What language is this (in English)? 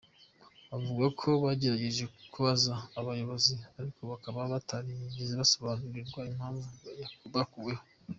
Kinyarwanda